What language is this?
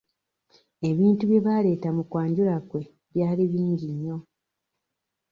Ganda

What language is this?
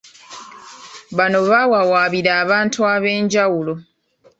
Ganda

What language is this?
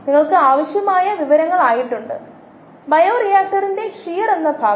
Malayalam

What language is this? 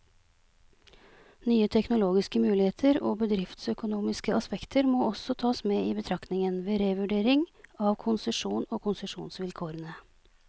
Norwegian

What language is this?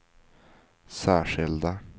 Swedish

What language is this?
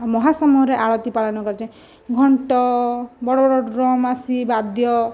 Odia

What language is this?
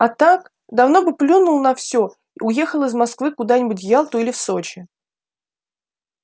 Russian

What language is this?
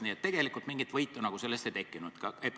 Estonian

